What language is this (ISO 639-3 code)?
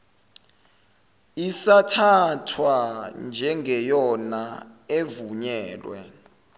zul